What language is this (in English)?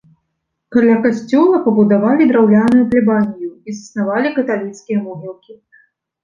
Belarusian